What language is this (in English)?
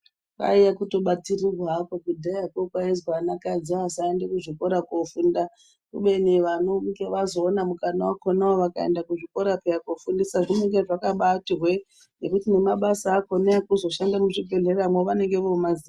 Ndau